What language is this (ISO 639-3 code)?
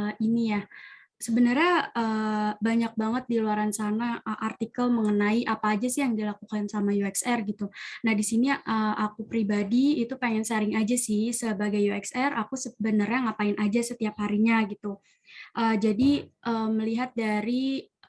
ind